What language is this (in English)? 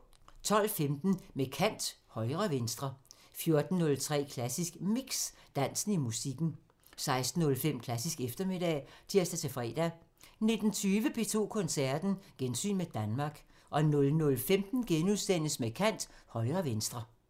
Danish